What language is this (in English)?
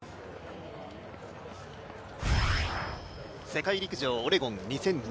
Japanese